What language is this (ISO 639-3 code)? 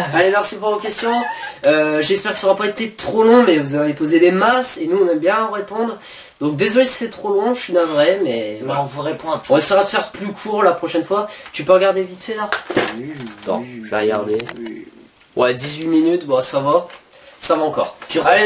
fra